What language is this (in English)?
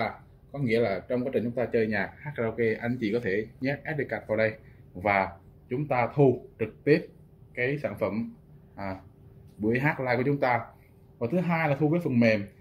Vietnamese